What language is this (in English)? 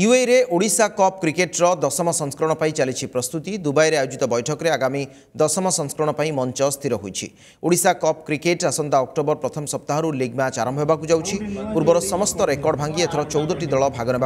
Hindi